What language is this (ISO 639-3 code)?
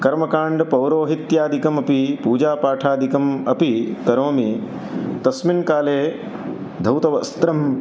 san